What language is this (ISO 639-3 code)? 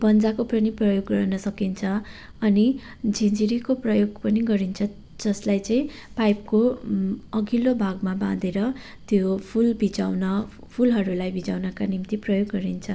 nep